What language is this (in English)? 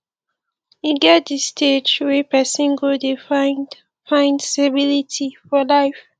Nigerian Pidgin